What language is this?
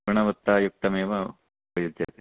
Sanskrit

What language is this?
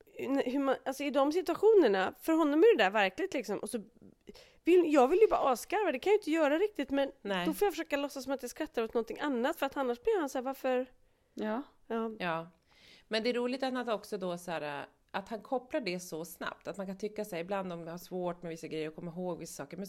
Swedish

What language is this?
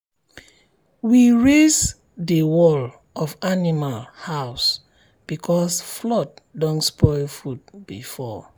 Nigerian Pidgin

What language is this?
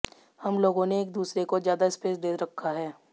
Hindi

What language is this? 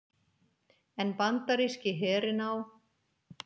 Icelandic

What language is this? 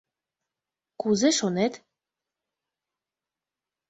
Mari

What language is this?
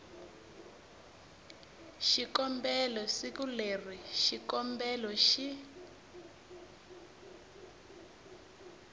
Tsonga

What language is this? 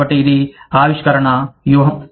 Telugu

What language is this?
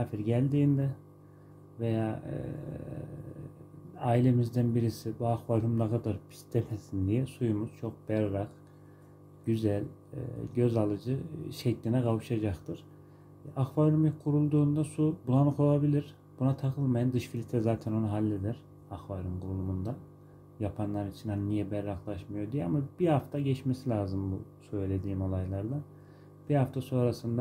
Turkish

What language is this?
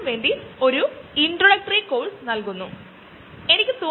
Malayalam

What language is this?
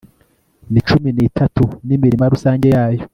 Kinyarwanda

